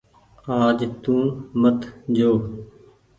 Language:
Goaria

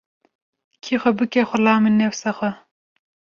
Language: Kurdish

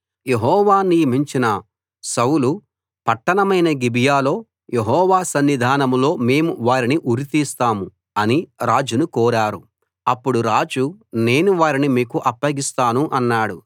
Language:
Telugu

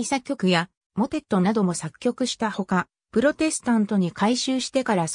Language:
Japanese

